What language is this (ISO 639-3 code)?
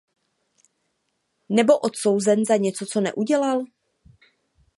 ces